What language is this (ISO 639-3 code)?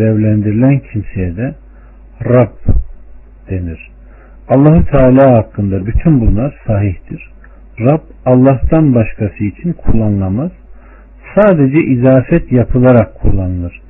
tur